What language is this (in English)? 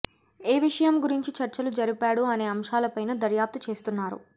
Telugu